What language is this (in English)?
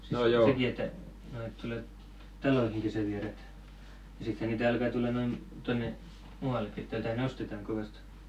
Finnish